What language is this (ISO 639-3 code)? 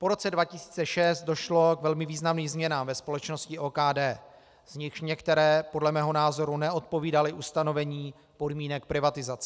ces